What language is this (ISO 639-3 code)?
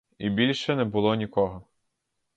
ukr